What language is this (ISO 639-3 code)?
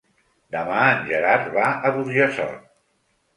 cat